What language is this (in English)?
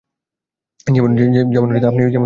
Bangla